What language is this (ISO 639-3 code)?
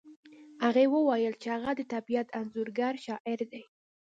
pus